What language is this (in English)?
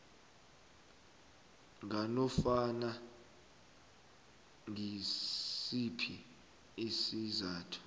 South Ndebele